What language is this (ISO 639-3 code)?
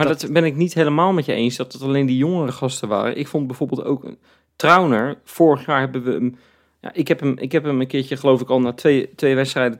nld